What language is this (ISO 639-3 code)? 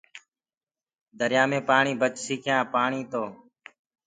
ggg